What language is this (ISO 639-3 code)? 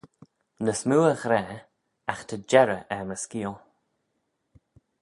glv